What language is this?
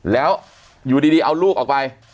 Thai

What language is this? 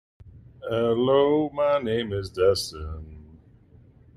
English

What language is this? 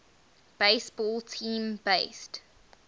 English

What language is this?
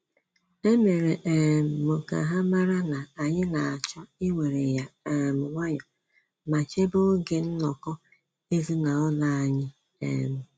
Igbo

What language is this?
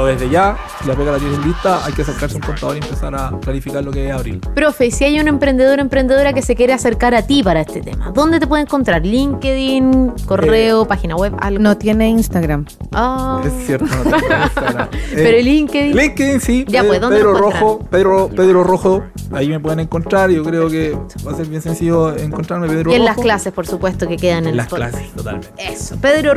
Spanish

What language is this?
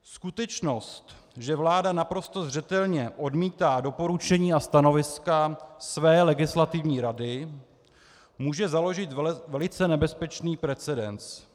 Czech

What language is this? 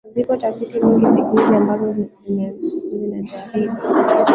Swahili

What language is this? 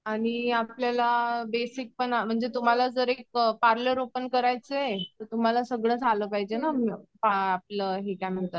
Marathi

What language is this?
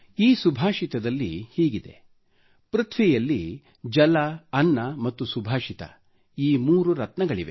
Kannada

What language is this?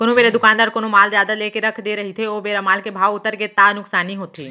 Chhattisgarhi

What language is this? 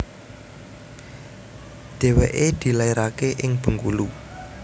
Javanese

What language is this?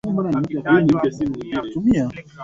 Swahili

